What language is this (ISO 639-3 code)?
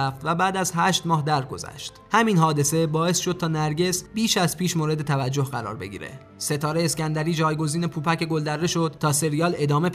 fas